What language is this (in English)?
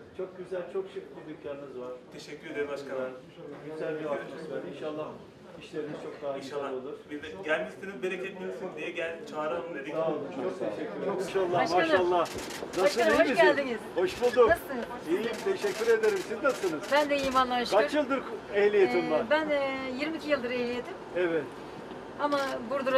Turkish